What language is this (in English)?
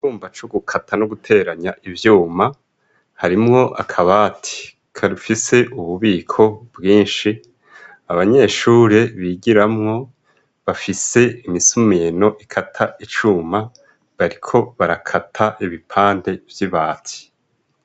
Rundi